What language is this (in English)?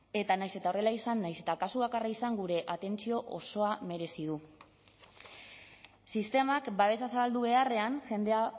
Basque